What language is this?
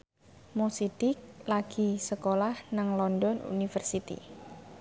Javanese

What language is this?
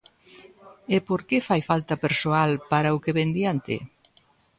Galician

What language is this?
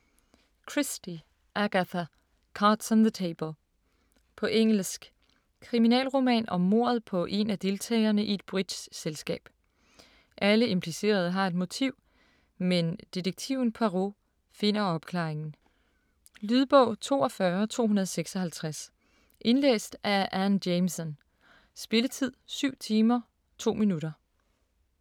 Danish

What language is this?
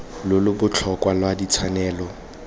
Tswana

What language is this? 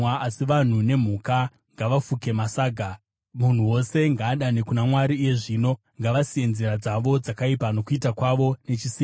Shona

